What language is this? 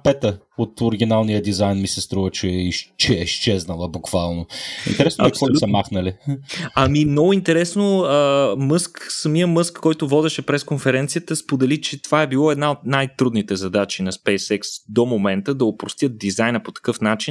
Bulgarian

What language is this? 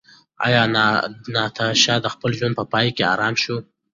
Pashto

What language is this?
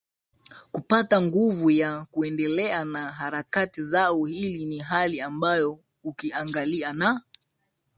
Swahili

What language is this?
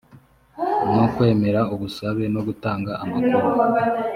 Kinyarwanda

